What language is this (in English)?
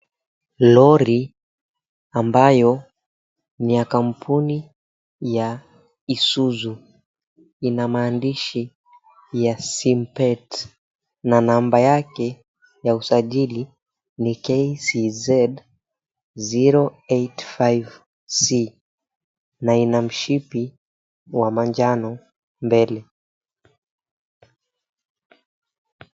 Swahili